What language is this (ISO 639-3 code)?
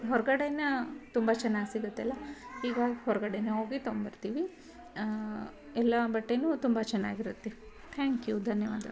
kan